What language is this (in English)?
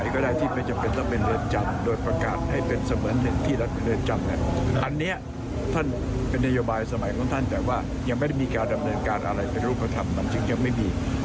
Thai